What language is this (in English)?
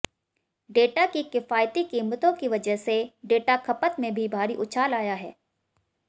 Hindi